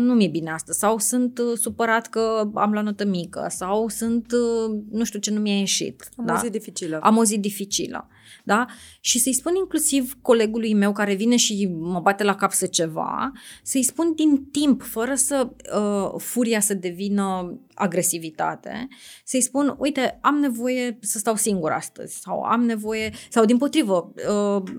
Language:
Romanian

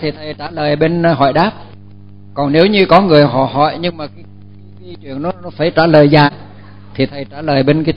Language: Vietnamese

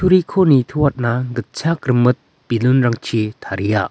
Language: Garo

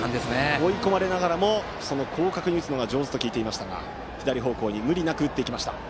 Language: Japanese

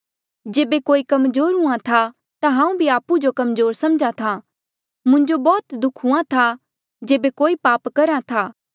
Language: Mandeali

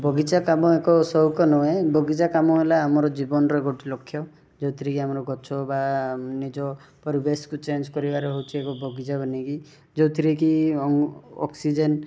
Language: Odia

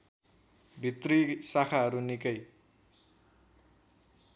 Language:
Nepali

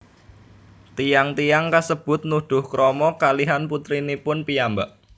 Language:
Javanese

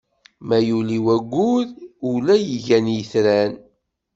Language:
Kabyle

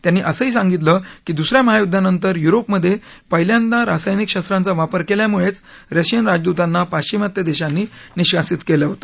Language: Marathi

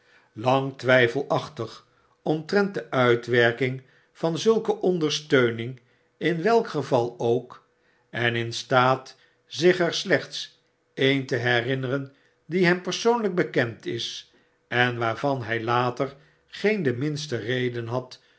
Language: Dutch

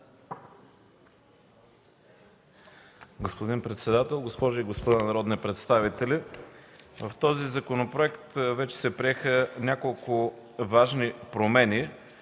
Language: Bulgarian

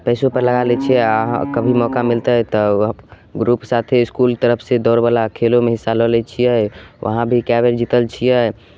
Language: Maithili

